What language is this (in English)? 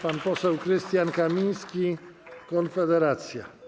Polish